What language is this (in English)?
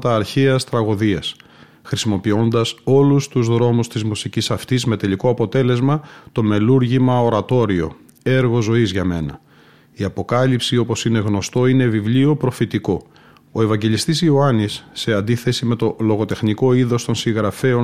Greek